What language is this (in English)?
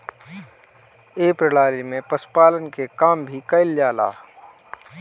Bhojpuri